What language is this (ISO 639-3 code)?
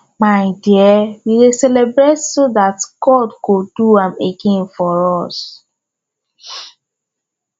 pcm